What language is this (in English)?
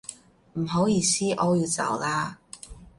Cantonese